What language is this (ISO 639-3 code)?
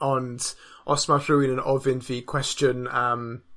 cym